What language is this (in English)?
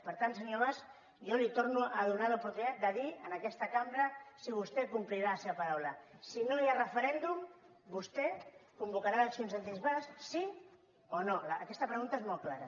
Catalan